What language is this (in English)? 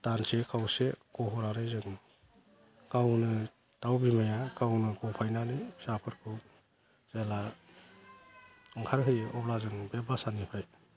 Bodo